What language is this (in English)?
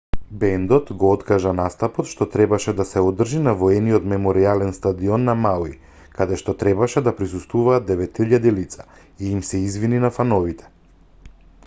Macedonian